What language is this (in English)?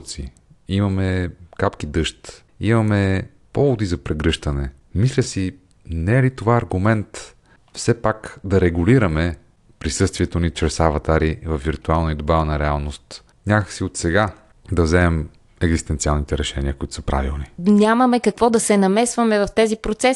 Bulgarian